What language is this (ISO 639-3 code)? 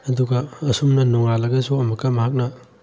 mni